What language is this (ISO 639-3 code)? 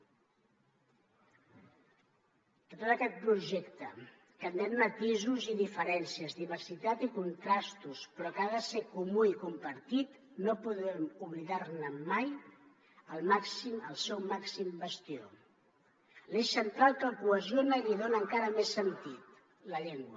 cat